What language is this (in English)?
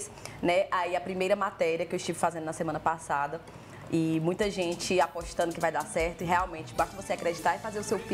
Portuguese